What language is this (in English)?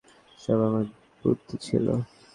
Bangla